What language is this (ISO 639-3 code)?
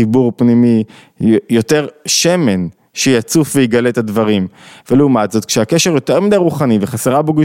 heb